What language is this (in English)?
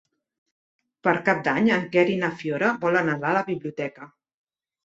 Catalan